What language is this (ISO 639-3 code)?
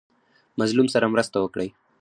pus